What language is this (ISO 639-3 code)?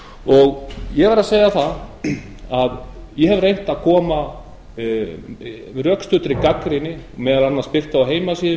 isl